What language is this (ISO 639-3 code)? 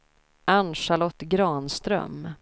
swe